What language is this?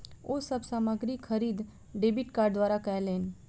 Maithili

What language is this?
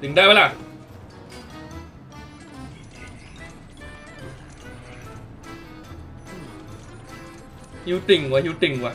Thai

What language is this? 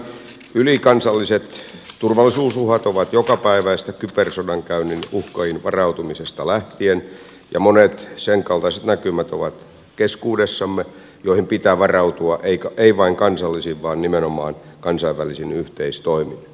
Finnish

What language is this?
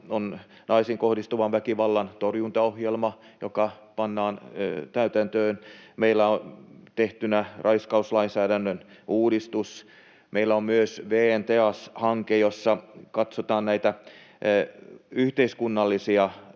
Finnish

